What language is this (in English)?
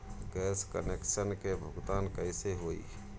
Bhojpuri